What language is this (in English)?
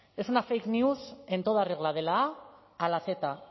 Spanish